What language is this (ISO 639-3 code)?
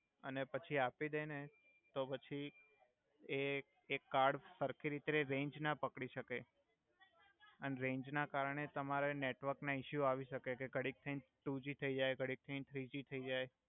guj